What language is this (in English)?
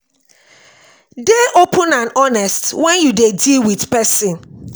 Nigerian Pidgin